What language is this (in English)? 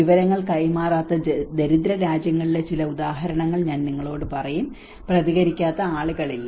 Malayalam